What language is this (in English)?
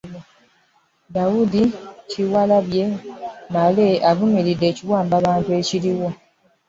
Ganda